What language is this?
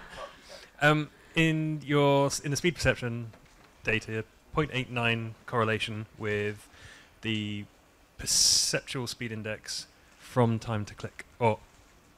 English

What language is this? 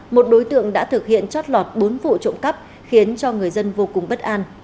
Vietnamese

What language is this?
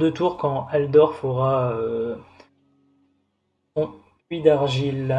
French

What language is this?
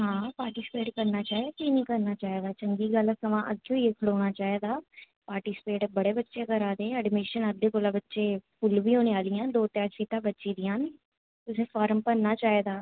Dogri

